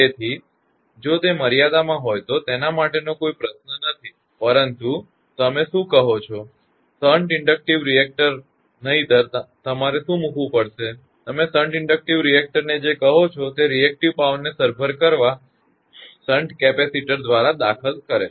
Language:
Gujarati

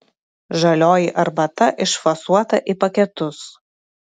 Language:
Lithuanian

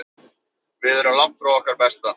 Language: Icelandic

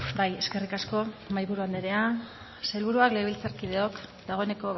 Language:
Basque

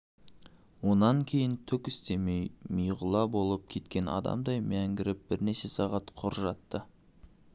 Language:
Kazakh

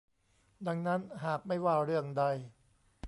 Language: Thai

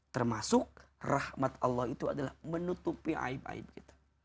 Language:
Indonesian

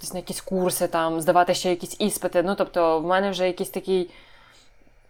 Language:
Ukrainian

